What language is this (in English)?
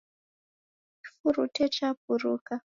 Taita